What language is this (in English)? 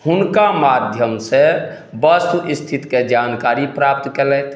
Maithili